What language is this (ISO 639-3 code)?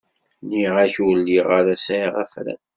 kab